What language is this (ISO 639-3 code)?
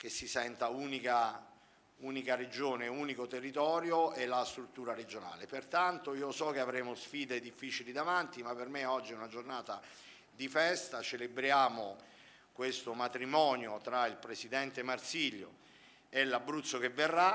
ita